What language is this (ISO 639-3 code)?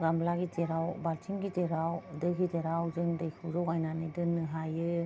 brx